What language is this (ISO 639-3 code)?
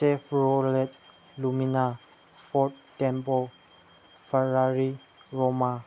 mni